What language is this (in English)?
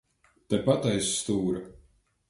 Latvian